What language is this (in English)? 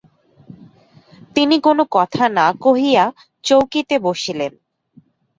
Bangla